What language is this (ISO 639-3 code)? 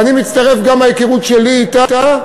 heb